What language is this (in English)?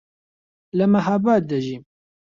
Central Kurdish